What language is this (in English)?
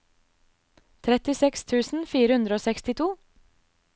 Norwegian